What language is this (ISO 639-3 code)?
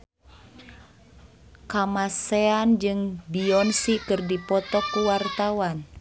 sun